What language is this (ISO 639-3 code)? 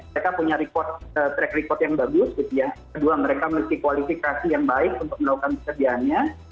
ind